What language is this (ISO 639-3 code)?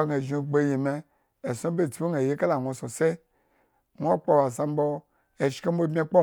ego